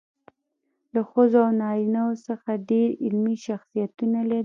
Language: Pashto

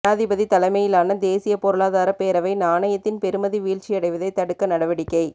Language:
Tamil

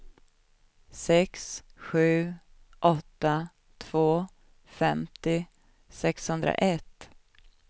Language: Swedish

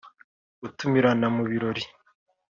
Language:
Kinyarwanda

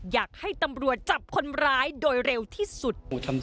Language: Thai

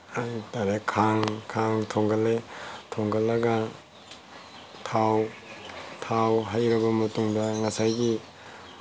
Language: Manipuri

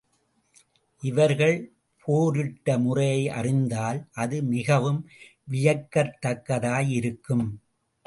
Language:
Tamil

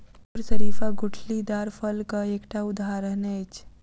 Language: Maithili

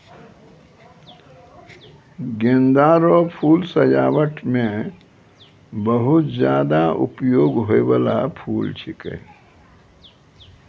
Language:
Maithili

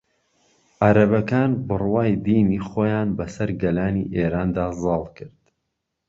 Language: Central Kurdish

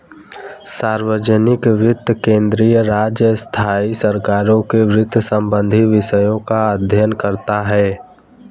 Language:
Hindi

